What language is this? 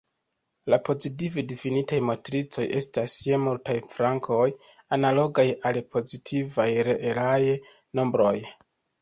Esperanto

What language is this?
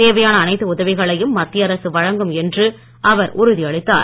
Tamil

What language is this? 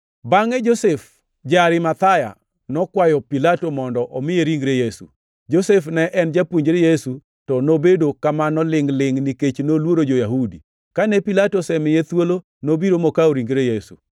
Luo (Kenya and Tanzania)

